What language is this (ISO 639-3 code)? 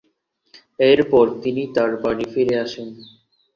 ben